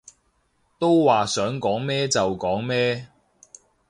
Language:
Cantonese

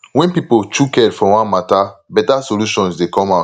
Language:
Nigerian Pidgin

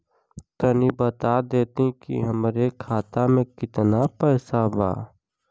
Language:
Bhojpuri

